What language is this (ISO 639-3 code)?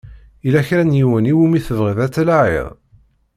kab